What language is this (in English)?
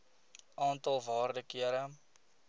Afrikaans